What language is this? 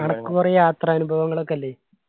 Malayalam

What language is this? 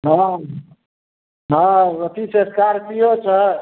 Maithili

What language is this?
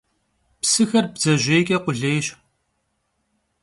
Kabardian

